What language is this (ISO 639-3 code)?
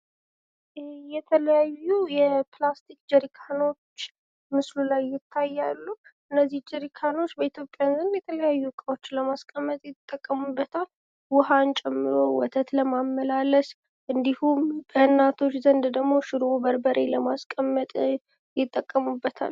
amh